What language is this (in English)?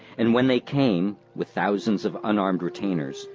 English